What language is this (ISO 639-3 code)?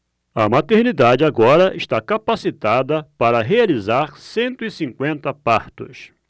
por